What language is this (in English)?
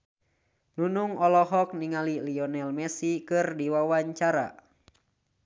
Sundanese